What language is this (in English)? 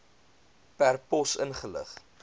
Afrikaans